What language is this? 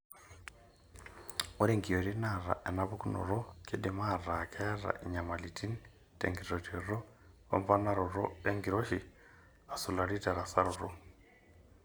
Masai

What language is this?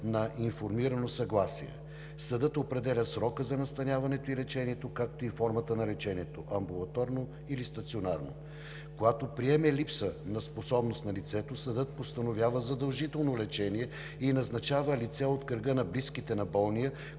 Bulgarian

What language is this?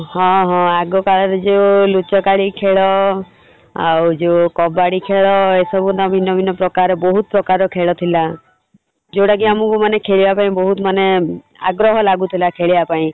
Odia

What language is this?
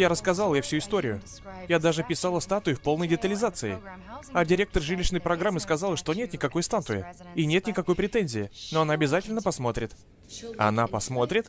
Russian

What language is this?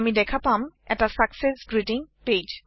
Assamese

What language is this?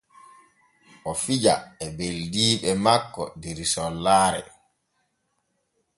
Borgu Fulfulde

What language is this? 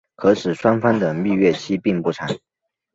Chinese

